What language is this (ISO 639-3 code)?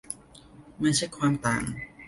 tha